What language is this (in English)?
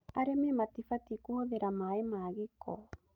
Kikuyu